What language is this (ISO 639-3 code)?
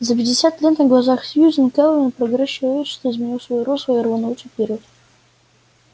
rus